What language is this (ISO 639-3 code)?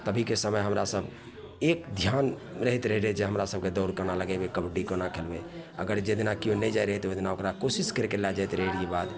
mai